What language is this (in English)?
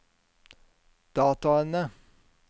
Norwegian